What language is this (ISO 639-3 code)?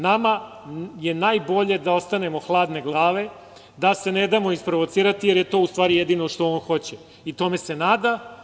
srp